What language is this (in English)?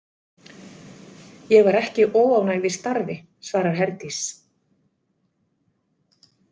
Icelandic